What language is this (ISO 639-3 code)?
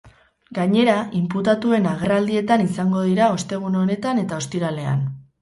eus